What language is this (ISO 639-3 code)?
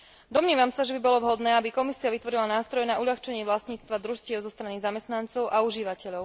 slk